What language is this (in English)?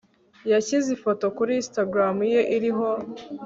Kinyarwanda